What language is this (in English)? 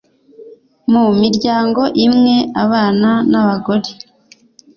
Kinyarwanda